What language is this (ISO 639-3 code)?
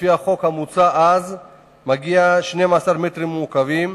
heb